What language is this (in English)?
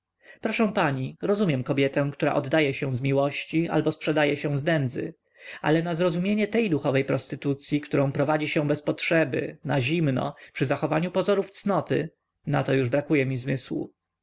Polish